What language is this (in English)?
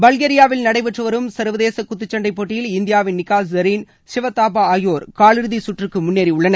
Tamil